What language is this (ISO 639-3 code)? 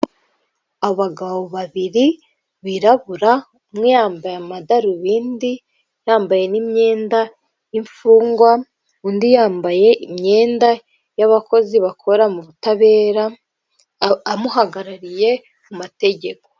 kin